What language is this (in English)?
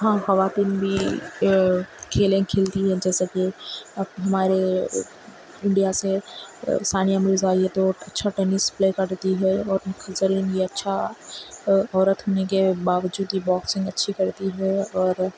Urdu